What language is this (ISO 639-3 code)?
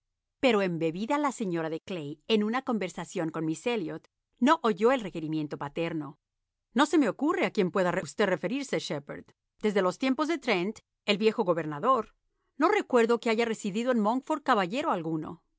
spa